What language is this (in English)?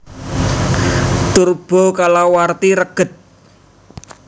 Javanese